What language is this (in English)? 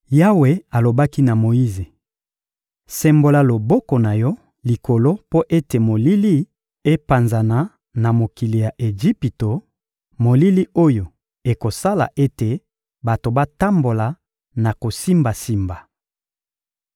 Lingala